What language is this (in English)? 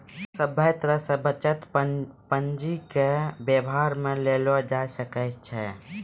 Maithili